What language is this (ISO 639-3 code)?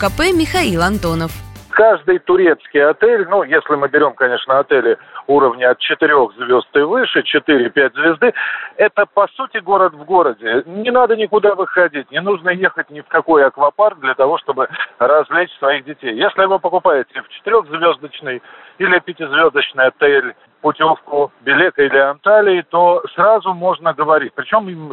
rus